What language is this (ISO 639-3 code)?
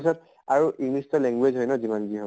asm